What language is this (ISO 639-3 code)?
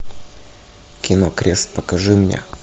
rus